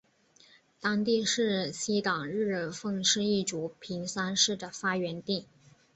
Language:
Chinese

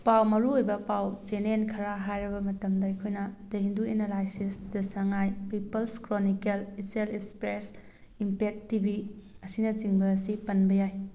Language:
Manipuri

